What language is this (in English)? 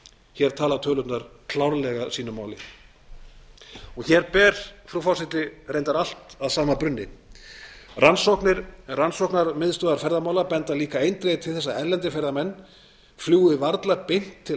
Icelandic